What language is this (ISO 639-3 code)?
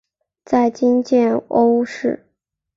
zho